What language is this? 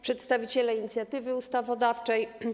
Polish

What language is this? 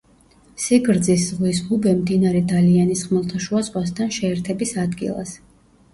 Georgian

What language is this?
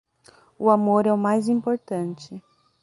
Portuguese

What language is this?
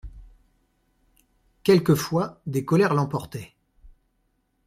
French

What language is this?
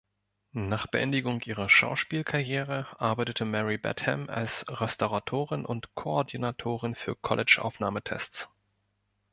German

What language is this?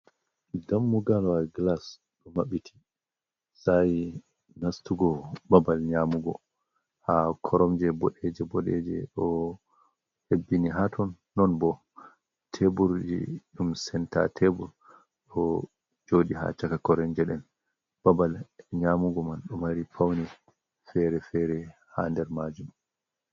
Fula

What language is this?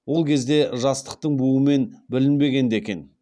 Kazakh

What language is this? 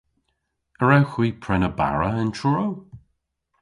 Cornish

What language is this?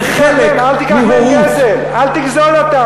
Hebrew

